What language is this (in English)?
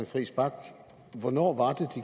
Danish